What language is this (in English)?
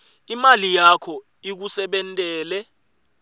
Swati